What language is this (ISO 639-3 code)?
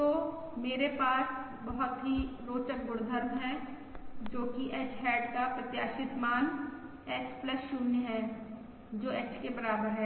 hin